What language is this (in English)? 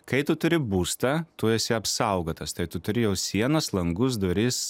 Lithuanian